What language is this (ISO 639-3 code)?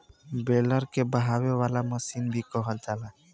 bho